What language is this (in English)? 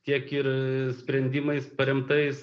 Lithuanian